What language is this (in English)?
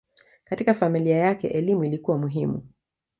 Swahili